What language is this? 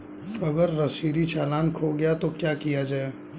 Hindi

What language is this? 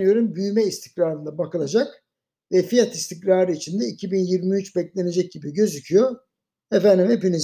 Turkish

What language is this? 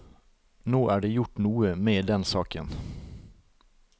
Norwegian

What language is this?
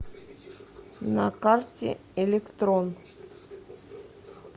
Russian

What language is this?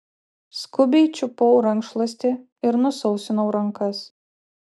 Lithuanian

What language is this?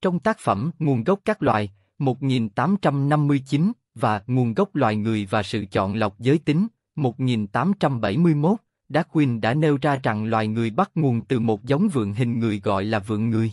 Vietnamese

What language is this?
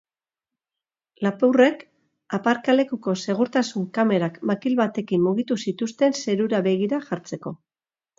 Basque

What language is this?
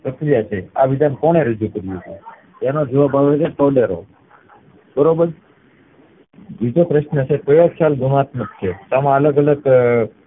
Gujarati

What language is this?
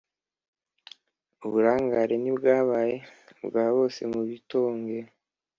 Kinyarwanda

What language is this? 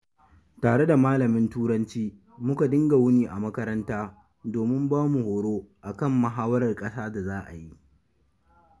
Hausa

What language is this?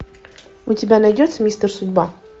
Russian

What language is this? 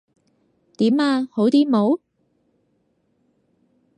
Cantonese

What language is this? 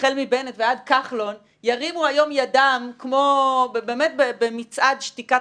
Hebrew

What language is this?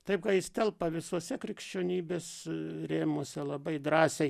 Lithuanian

